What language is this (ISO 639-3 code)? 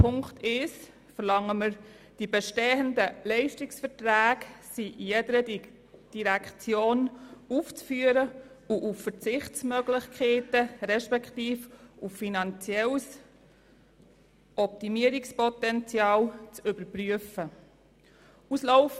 gsw